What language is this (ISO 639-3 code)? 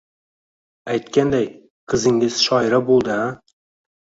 uzb